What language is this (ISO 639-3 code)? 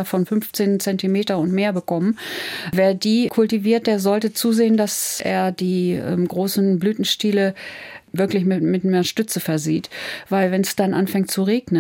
deu